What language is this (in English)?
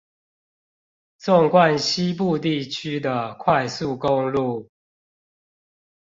Chinese